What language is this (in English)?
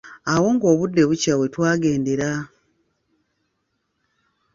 Ganda